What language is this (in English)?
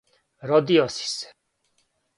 Serbian